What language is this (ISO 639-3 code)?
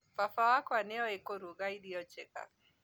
kik